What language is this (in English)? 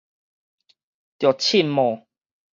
Min Nan Chinese